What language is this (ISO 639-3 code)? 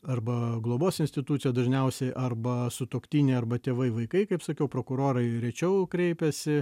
lit